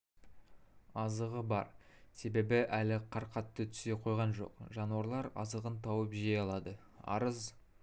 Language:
Kazakh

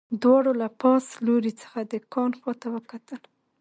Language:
Pashto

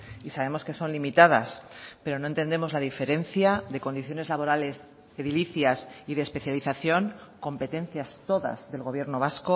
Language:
Spanish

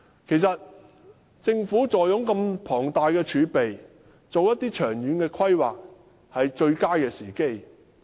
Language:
Cantonese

